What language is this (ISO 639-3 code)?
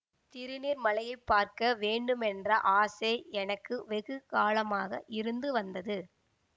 tam